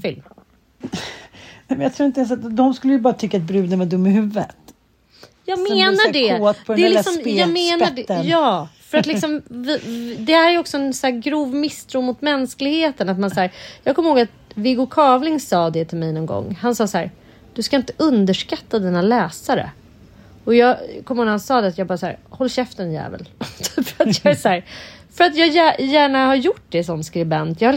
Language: Swedish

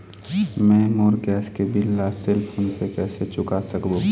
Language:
Chhattisgarhi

